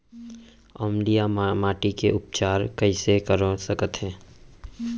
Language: Chhattisgarhi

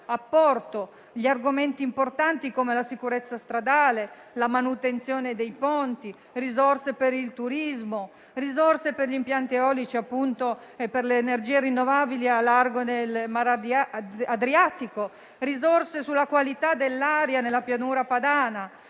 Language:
Italian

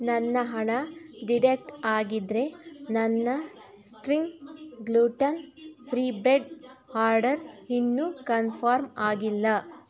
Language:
Kannada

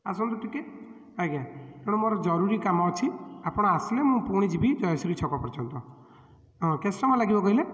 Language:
Odia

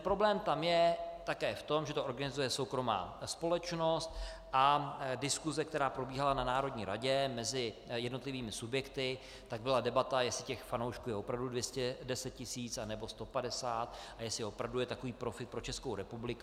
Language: Czech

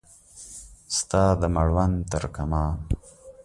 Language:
Pashto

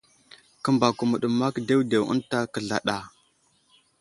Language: Wuzlam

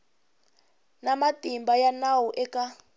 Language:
Tsonga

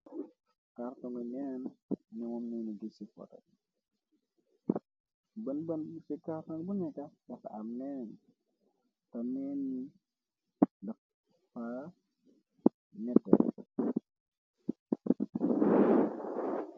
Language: Wolof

